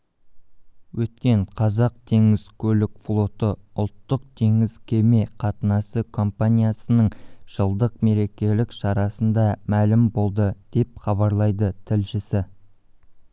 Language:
Kazakh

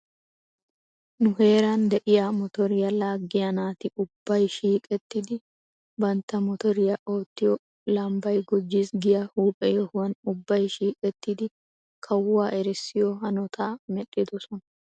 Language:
Wolaytta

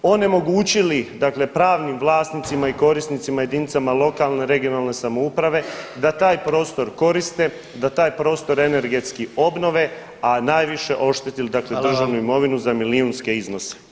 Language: Croatian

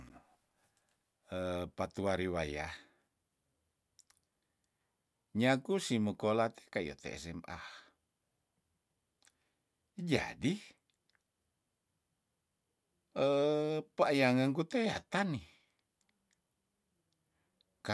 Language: Tondano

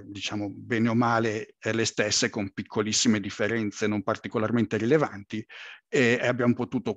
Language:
Italian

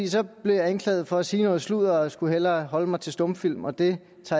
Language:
Danish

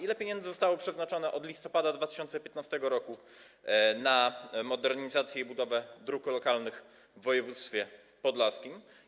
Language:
Polish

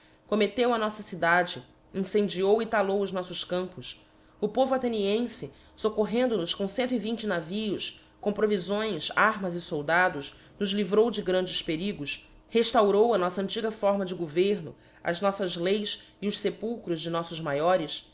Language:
Portuguese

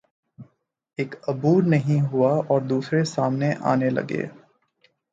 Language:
Urdu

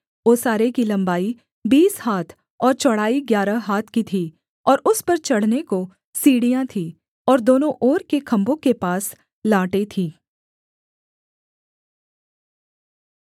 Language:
Hindi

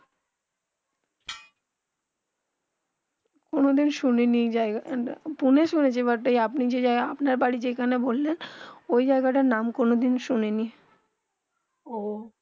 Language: Bangla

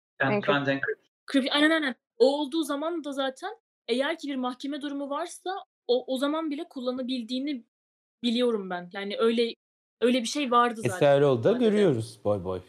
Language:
Turkish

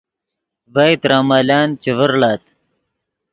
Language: Yidgha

